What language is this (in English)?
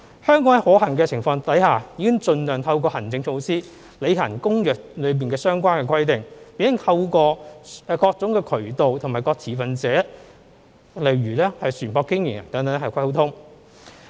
Cantonese